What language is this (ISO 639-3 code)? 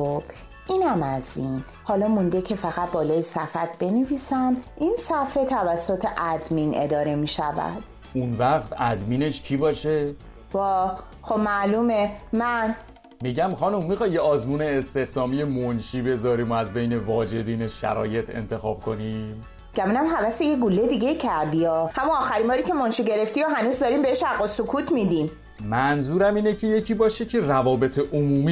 fas